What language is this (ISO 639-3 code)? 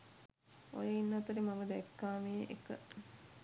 sin